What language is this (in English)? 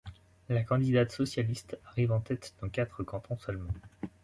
French